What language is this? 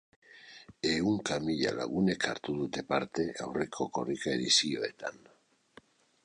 Basque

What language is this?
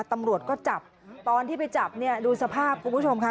Thai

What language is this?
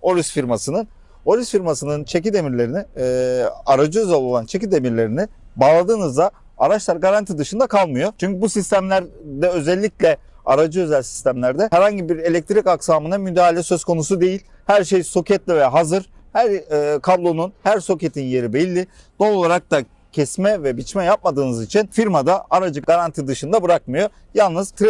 Turkish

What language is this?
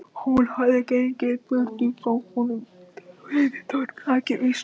Icelandic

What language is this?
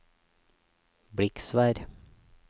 Norwegian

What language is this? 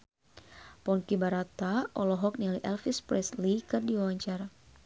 Sundanese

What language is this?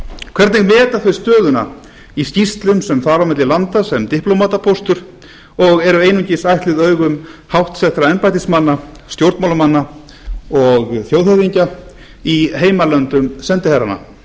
Icelandic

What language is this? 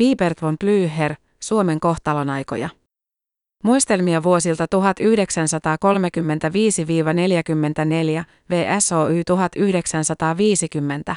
Finnish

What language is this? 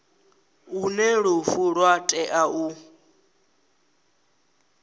Venda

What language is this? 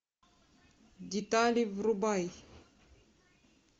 Russian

